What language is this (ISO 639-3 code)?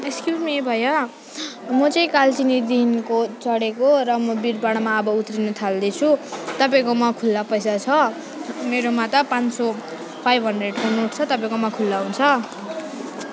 nep